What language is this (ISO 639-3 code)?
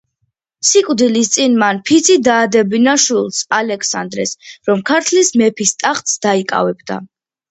kat